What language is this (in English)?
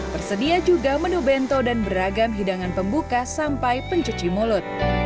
Indonesian